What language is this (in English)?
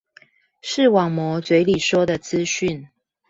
Chinese